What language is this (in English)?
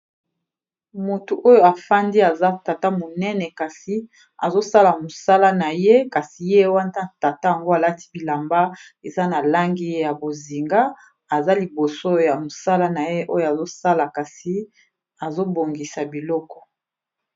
Lingala